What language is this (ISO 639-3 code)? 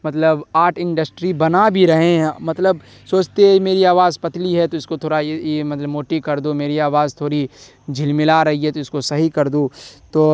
urd